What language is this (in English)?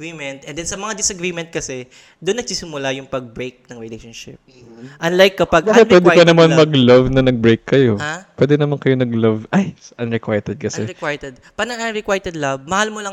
Filipino